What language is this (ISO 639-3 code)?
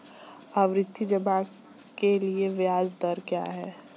hin